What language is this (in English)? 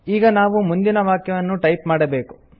Kannada